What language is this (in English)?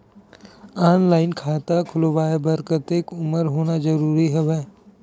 Chhattisgarhi